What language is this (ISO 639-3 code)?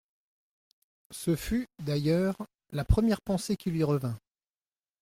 fra